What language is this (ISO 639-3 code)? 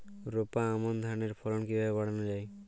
ben